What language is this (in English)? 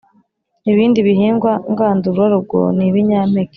Kinyarwanda